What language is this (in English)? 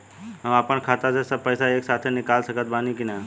Bhojpuri